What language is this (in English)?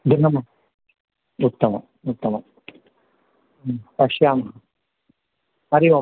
Sanskrit